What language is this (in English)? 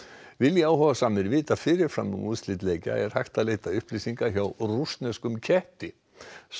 Icelandic